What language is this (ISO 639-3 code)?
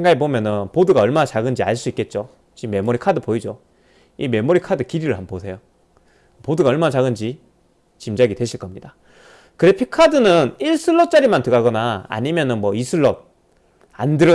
kor